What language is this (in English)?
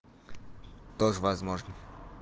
Russian